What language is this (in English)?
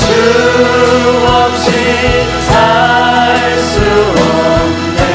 Korean